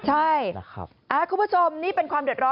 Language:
Thai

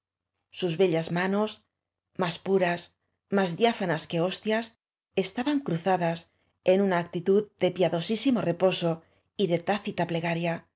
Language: Spanish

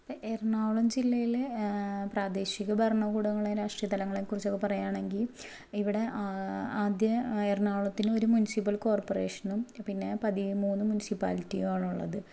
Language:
Malayalam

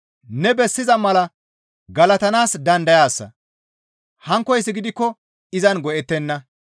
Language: Gamo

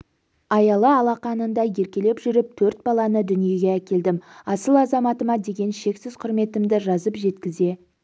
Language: Kazakh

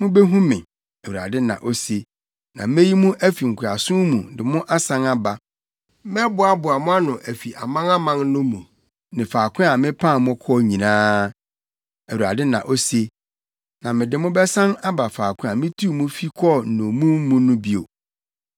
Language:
Akan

